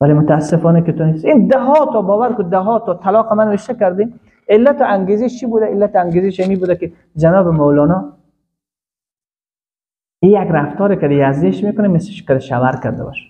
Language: Persian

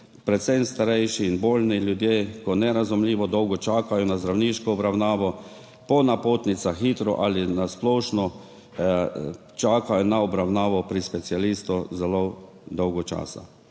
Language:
Slovenian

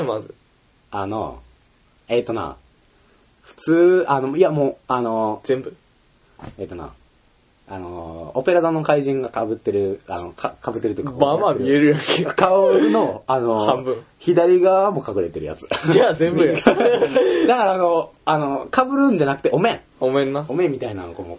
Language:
Japanese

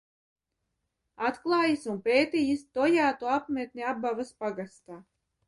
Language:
Latvian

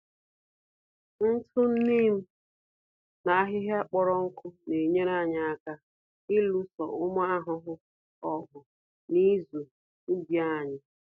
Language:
Igbo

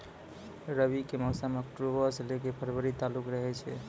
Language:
Maithili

